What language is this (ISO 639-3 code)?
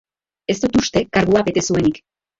eus